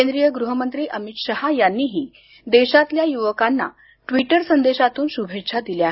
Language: Marathi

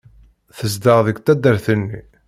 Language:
Kabyle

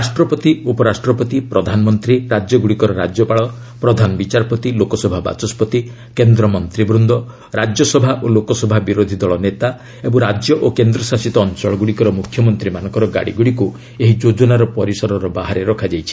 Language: Odia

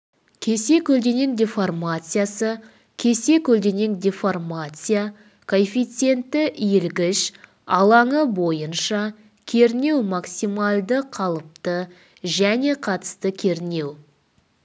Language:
Kazakh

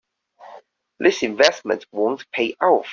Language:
English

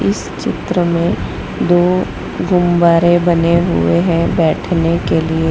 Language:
Hindi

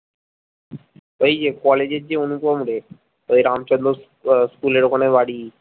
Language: Bangla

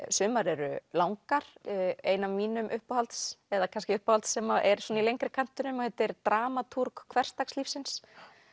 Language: Icelandic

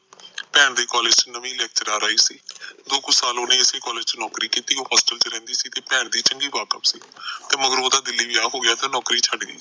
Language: Punjabi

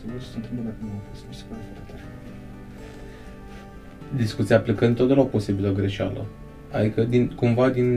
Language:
Romanian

